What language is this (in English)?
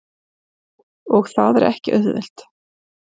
Icelandic